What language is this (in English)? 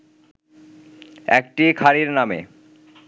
Bangla